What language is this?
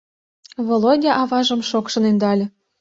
Mari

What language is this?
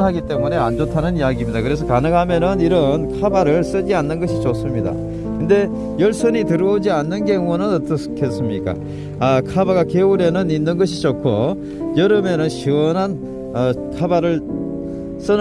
Korean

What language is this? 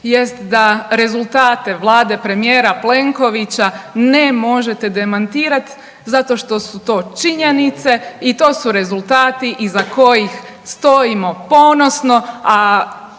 Croatian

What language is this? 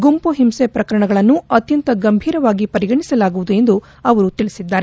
Kannada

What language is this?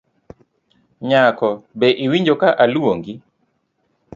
Luo (Kenya and Tanzania)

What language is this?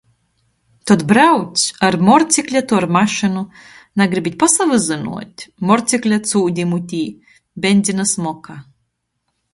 Latgalian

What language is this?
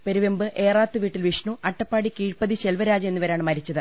Malayalam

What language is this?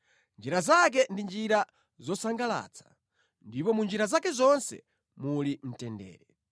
Nyanja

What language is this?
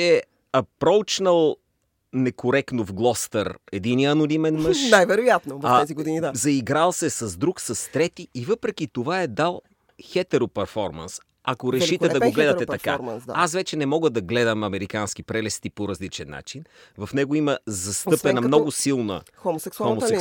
Bulgarian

